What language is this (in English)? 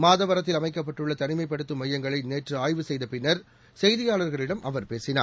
Tamil